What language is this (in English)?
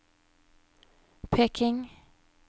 Norwegian